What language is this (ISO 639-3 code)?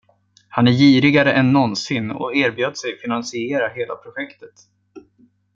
swe